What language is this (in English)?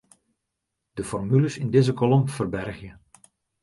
Western Frisian